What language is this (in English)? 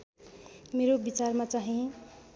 Nepali